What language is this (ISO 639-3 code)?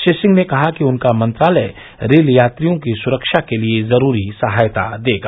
hin